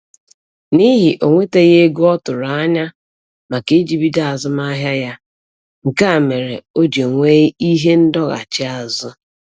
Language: Igbo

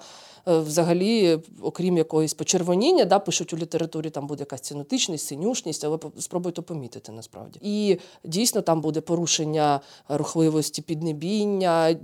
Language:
Ukrainian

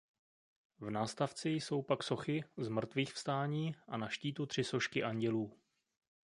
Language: Czech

